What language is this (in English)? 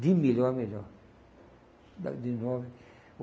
Portuguese